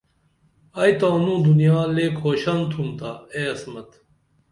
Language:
Dameli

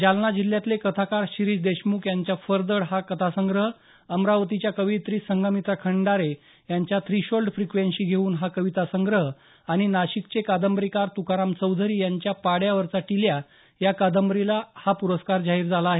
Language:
Marathi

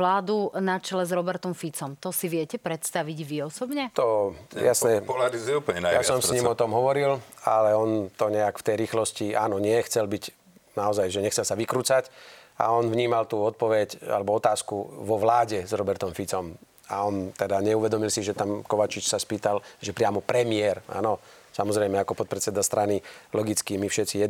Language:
Slovak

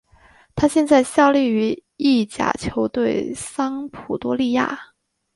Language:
Chinese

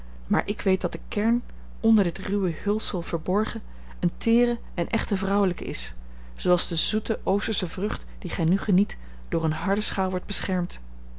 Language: Dutch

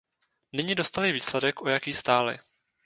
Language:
Czech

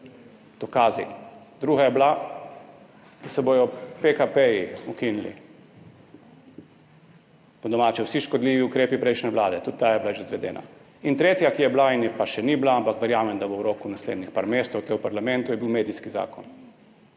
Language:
Slovenian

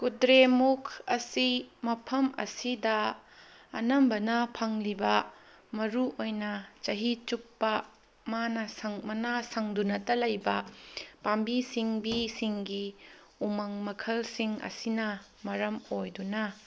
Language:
Manipuri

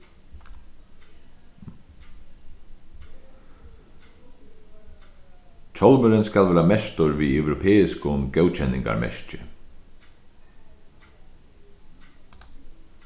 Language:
Faroese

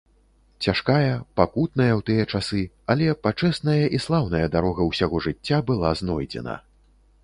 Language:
Belarusian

